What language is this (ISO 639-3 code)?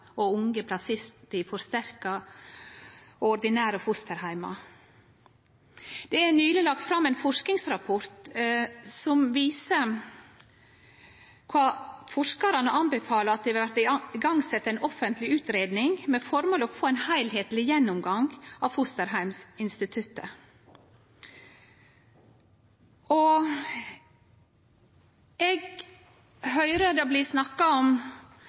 nno